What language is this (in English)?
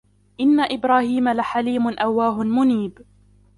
Arabic